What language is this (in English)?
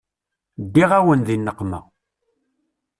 Kabyle